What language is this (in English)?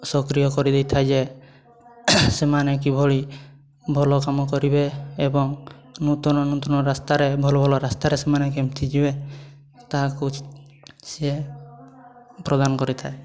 Odia